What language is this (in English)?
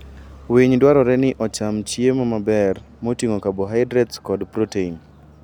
Luo (Kenya and Tanzania)